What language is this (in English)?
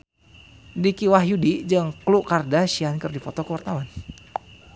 Sundanese